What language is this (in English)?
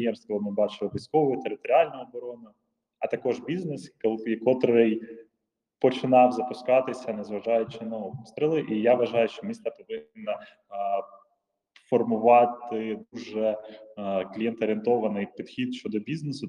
Ukrainian